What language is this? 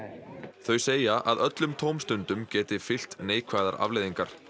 Icelandic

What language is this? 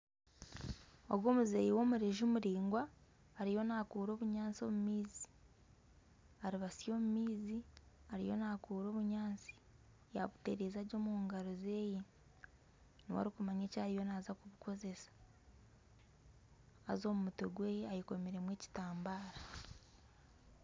Nyankole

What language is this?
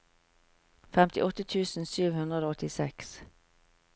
Norwegian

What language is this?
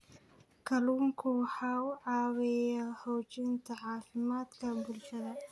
Somali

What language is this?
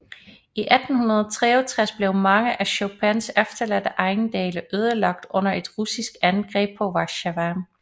Danish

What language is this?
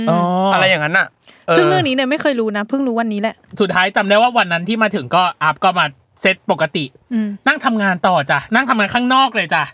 Thai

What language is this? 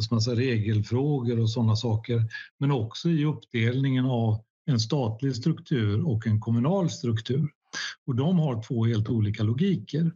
Swedish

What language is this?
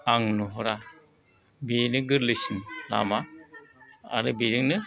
Bodo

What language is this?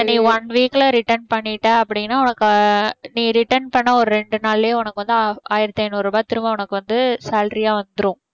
Tamil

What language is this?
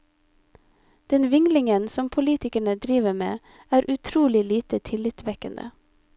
Norwegian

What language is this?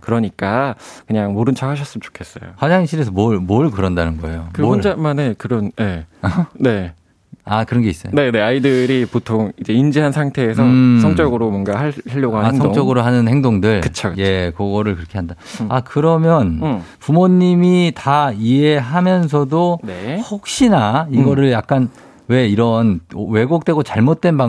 Korean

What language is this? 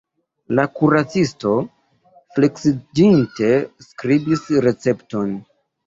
Esperanto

